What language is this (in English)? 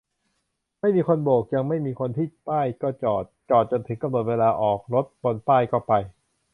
Thai